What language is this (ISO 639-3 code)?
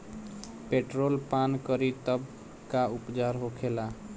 bho